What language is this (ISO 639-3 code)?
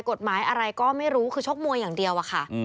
tha